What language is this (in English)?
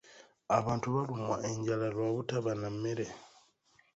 Ganda